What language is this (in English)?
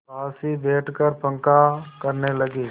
Hindi